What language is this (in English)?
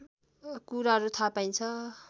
Nepali